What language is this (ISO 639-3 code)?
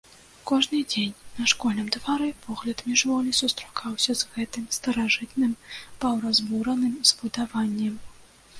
bel